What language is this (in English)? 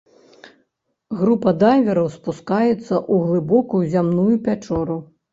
Belarusian